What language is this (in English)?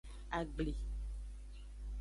Aja (Benin)